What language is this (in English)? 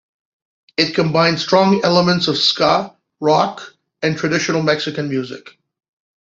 English